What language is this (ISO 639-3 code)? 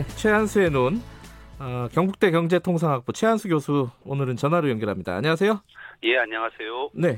kor